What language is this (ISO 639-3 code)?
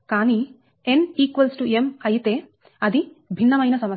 tel